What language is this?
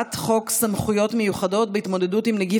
Hebrew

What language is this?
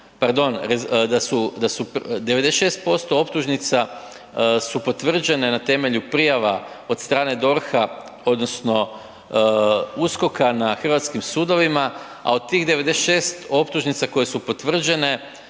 Croatian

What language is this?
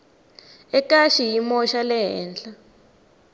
Tsonga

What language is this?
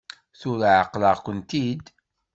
Kabyle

